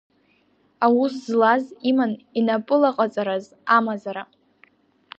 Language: Abkhazian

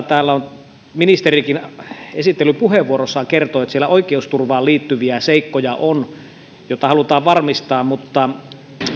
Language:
Finnish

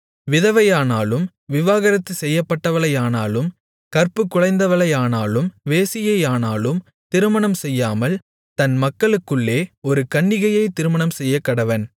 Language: Tamil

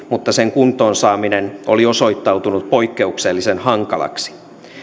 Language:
Finnish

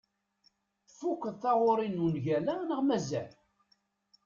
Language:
Kabyle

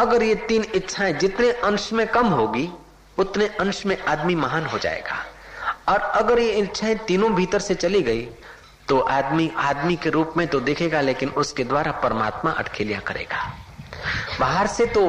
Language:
Hindi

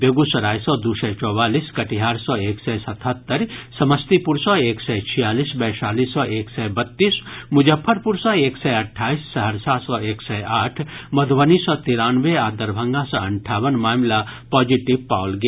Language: Maithili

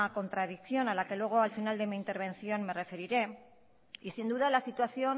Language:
Spanish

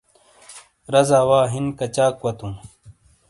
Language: Shina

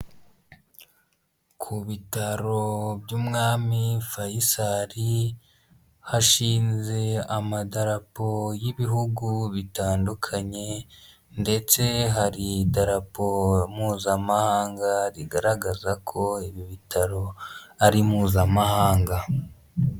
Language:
Kinyarwanda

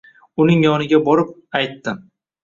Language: Uzbek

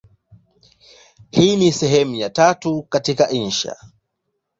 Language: Swahili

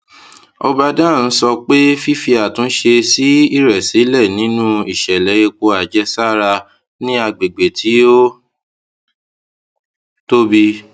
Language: Yoruba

